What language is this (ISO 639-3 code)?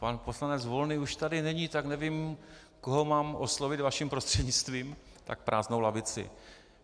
ces